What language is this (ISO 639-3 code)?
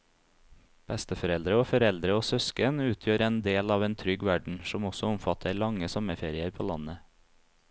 nor